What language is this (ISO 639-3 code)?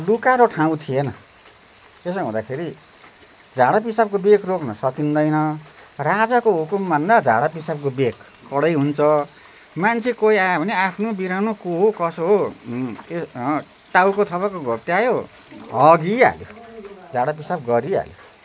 nep